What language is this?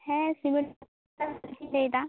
Santali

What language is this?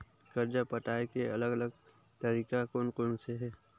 Chhattisgarhi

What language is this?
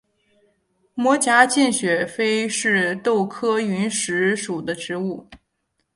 Chinese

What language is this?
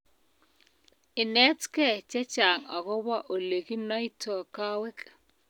Kalenjin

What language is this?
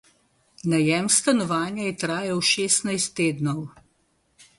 Slovenian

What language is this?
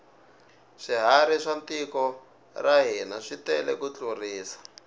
Tsonga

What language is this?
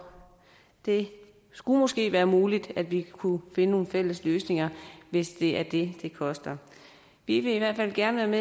Danish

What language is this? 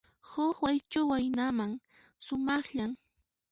Puno Quechua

